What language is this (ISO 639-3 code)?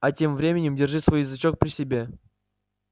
rus